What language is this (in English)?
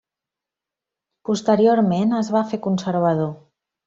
Catalan